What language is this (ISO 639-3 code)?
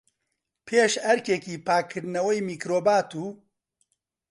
ckb